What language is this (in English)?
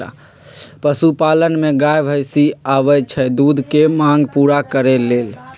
Magahi